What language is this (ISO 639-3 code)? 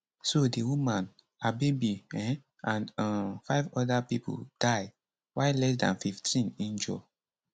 pcm